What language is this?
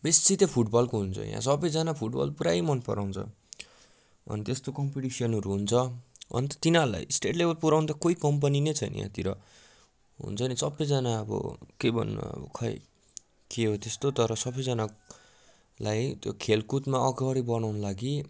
Nepali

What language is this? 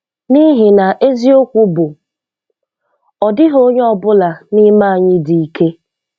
Igbo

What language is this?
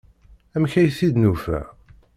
Kabyle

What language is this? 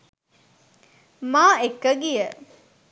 Sinhala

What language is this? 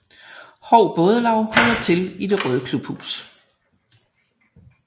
Danish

